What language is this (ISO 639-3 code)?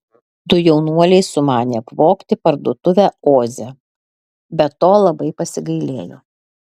lit